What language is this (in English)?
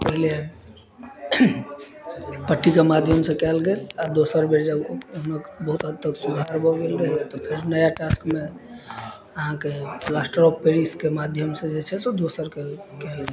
Maithili